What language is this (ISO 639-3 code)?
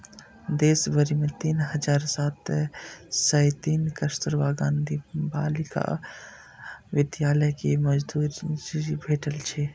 mai